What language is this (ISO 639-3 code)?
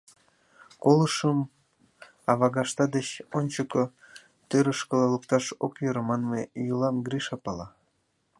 chm